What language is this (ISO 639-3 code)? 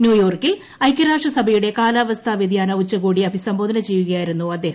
mal